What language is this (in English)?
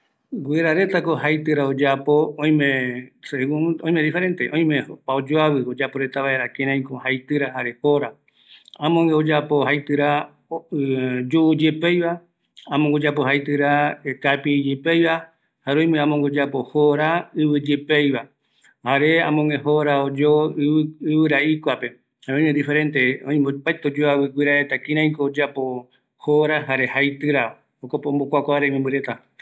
Eastern Bolivian Guaraní